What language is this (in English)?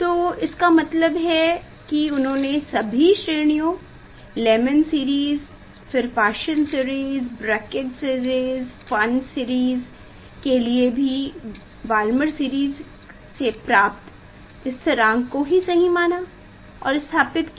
Hindi